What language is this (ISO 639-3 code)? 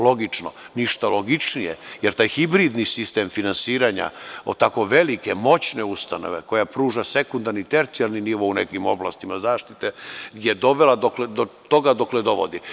srp